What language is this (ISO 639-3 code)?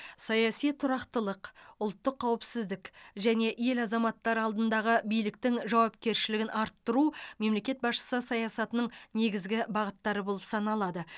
kaz